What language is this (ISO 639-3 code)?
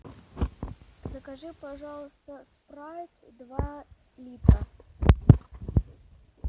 rus